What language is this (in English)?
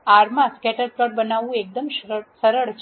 Gujarati